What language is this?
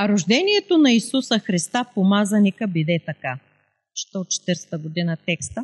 Bulgarian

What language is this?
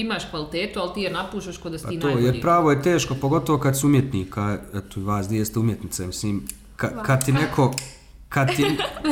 Croatian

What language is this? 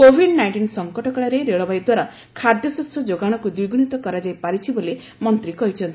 Odia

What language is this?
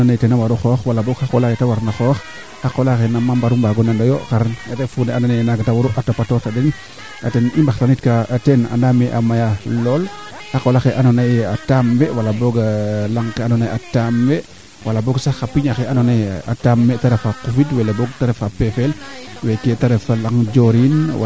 Serer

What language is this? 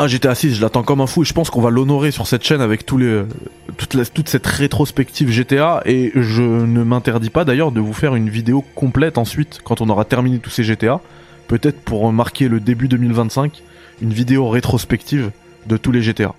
French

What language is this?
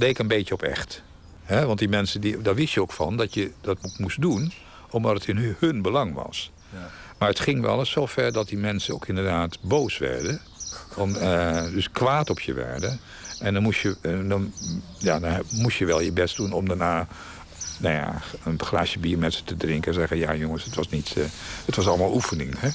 Dutch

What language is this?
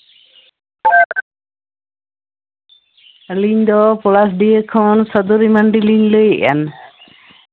Santali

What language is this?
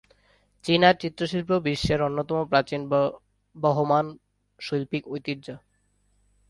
Bangla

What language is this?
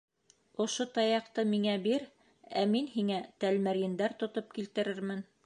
Bashkir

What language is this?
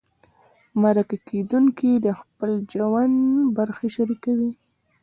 Pashto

